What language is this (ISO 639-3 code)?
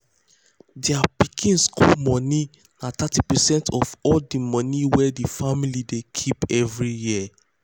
pcm